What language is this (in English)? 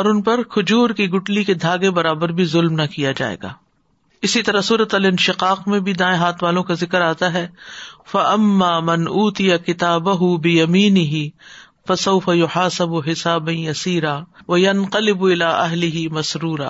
Urdu